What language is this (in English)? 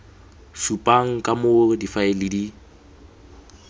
Tswana